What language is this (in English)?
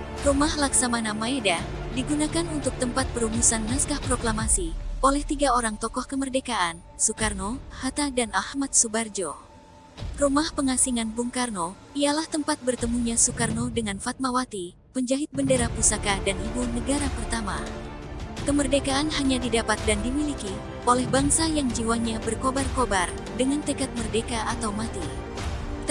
Indonesian